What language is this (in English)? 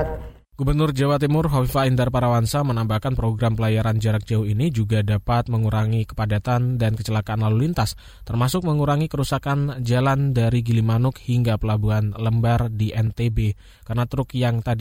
Indonesian